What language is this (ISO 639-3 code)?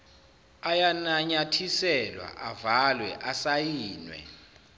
zul